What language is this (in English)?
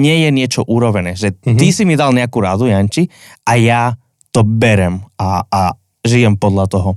Slovak